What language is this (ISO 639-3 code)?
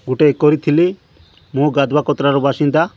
ori